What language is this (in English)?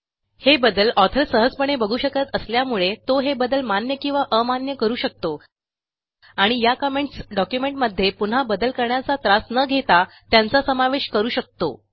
Marathi